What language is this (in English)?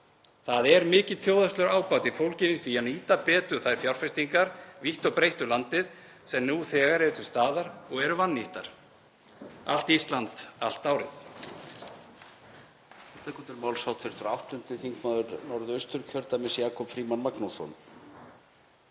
Icelandic